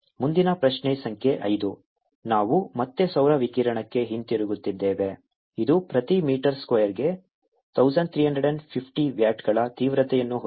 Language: Kannada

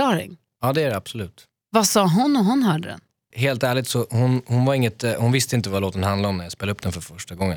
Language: Swedish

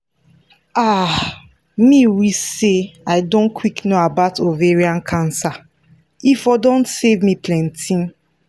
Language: Nigerian Pidgin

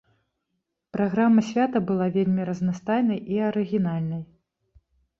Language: Belarusian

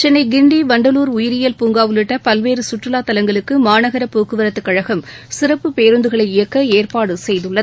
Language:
Tamil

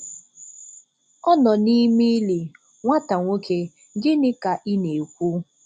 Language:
Igbo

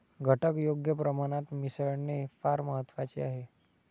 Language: Marathi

